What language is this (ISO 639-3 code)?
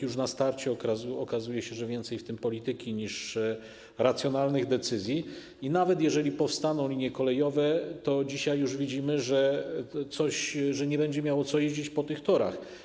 pol